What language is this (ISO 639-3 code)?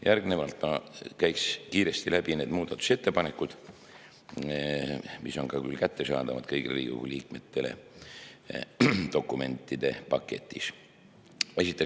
est